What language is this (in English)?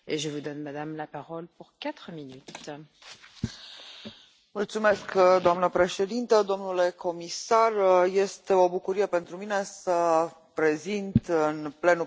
Romanian